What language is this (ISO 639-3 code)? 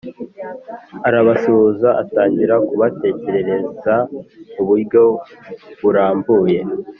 kin